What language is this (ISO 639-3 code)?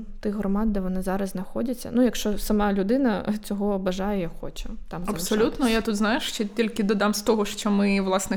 ukr